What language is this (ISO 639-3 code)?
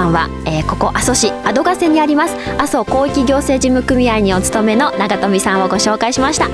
jpn